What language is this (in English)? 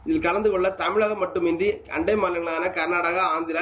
Tamil